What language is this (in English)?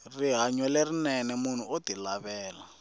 Tsonga